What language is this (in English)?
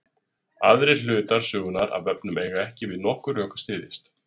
Icelandic